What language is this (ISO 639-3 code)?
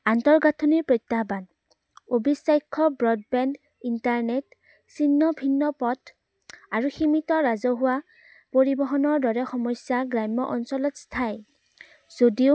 asm